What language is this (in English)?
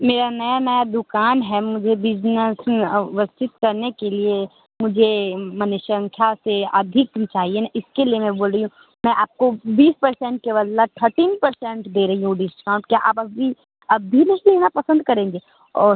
Hindi